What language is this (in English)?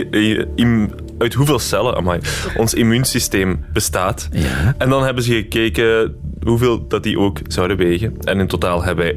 Dutch